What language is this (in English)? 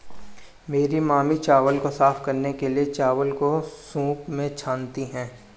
Hindi